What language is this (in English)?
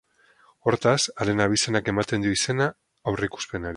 Basque